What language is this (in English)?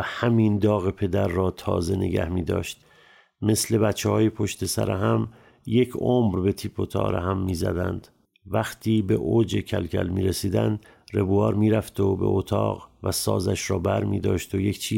Persian